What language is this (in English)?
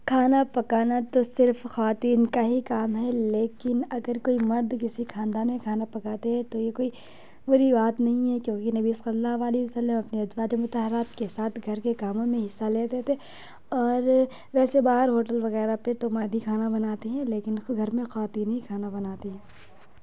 Urdu